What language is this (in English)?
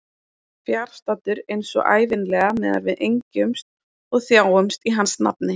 Icelandic